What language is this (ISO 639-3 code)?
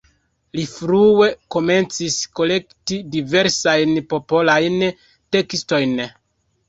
epo